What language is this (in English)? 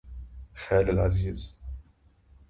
Arabic